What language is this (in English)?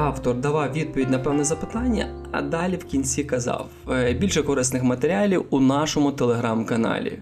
Ukrainian